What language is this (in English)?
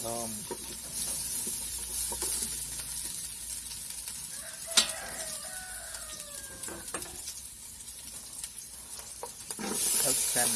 Vietnamese